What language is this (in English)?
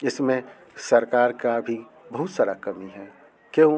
Hindi